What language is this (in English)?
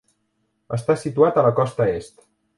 Catalan